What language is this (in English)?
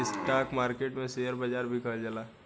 Bhojpuri